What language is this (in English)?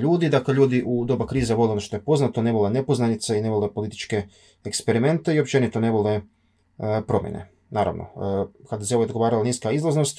Croatian